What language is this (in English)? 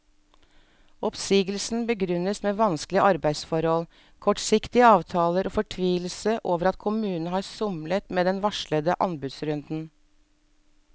Norwegian